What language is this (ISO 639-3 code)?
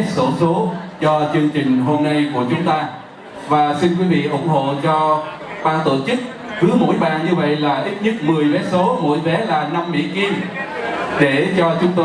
vie